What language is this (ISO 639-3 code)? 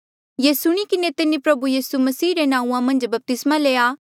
mjl